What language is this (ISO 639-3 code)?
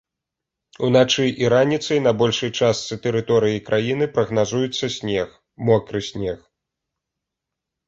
bel